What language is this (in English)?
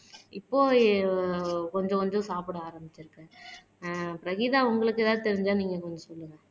Tamil